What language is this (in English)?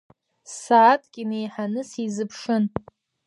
Abkhazian